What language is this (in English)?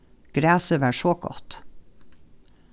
Faroese